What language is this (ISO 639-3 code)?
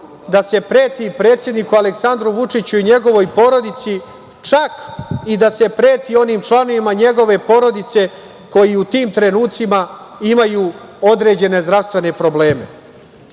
srp